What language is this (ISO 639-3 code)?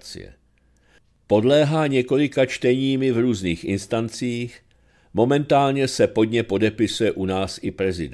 ces